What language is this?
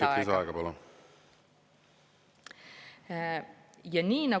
Estonian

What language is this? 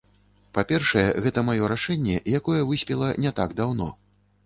Belarusian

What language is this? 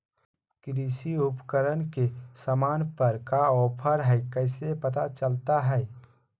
Magahi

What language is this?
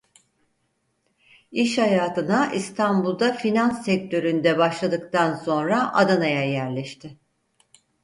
Turkish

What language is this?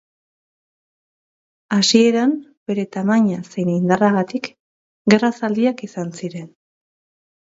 Basque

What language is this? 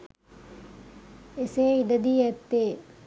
Sinhala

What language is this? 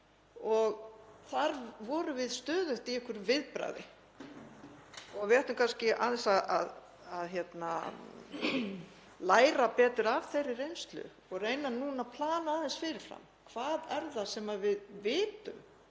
Icelandic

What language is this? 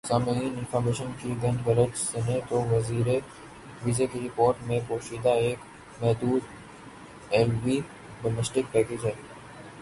Urdu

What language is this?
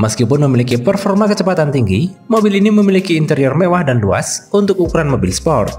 Indonesian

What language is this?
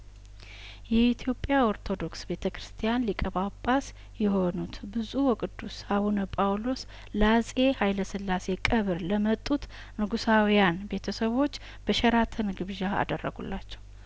Amharic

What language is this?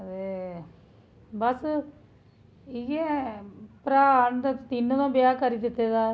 Dogri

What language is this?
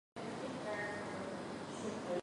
Guarani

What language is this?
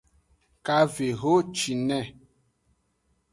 Aja (Benin)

